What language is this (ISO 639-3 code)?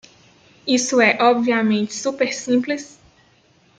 por